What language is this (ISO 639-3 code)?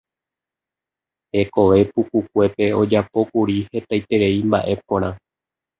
grn